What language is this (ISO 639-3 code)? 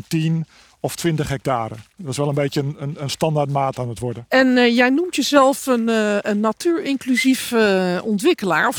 nld